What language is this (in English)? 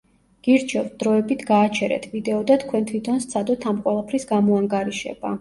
Georgian